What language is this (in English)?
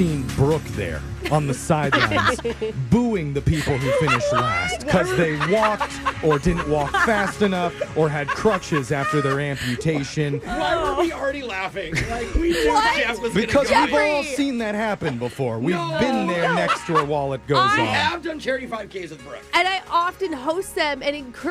English